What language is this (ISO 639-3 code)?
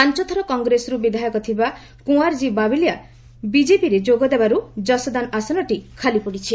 ori